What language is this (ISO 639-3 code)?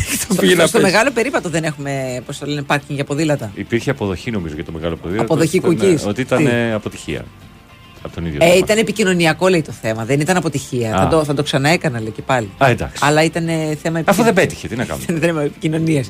ell